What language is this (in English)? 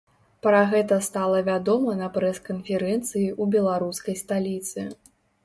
Belarusian